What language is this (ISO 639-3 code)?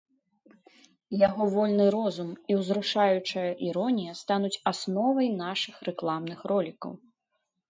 bel